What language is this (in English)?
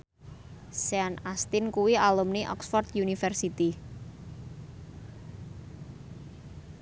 Javanese